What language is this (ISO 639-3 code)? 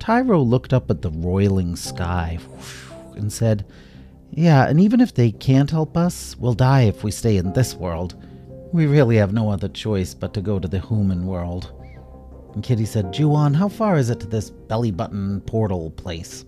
eng